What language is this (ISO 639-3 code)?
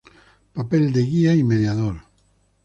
spa